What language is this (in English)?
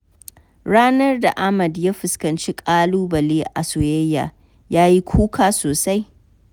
Hausa